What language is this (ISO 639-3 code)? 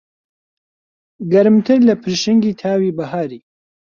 ckb